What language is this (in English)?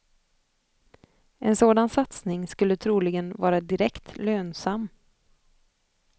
Swedish